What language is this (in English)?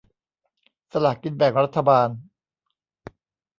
Thai